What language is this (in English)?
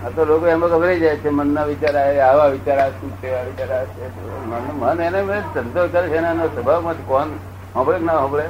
Gujarati